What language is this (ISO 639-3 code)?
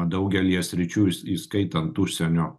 lit